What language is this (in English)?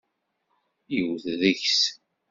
Kabyle